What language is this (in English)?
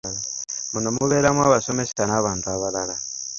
Ganda